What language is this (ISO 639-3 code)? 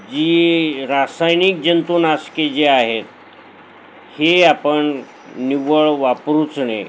mar